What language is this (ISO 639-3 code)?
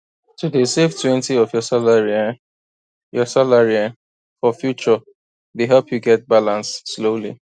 pcm